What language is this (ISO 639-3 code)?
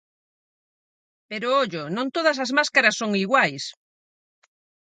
glg